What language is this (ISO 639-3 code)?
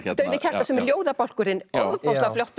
isl